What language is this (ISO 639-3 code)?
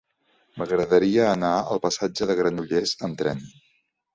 cat